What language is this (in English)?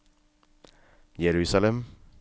Norwegian